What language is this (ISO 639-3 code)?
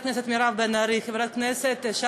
heb